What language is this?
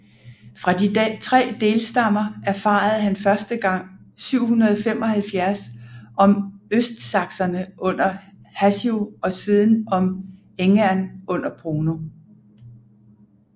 Danish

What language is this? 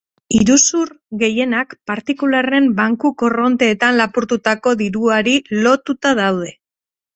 Basque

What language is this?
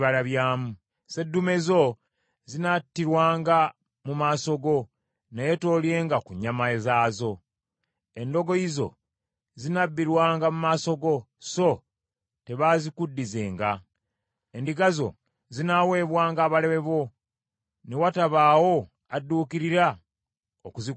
Ganda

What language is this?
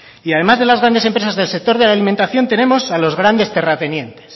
Spanish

